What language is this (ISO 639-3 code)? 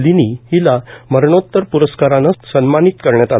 mar